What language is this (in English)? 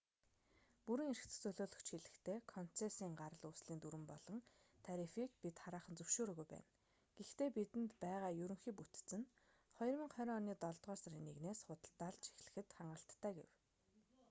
Mongolian